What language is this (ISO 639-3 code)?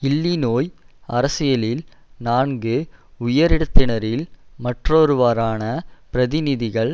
tam